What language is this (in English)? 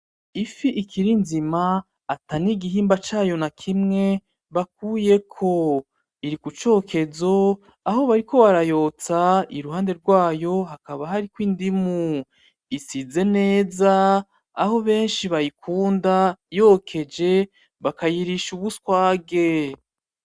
Rundi